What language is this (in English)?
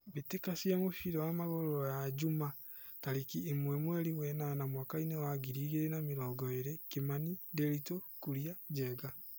Kikuyu